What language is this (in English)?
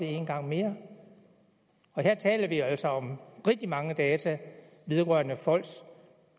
Danish